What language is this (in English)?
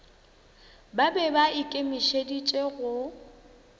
Northern Sotho